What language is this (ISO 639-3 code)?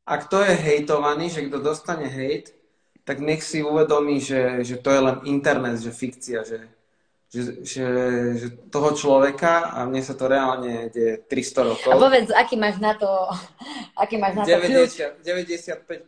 slk